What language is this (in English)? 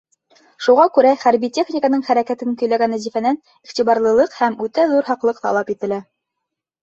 Bashkir